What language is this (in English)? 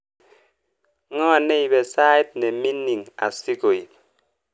Kalenjin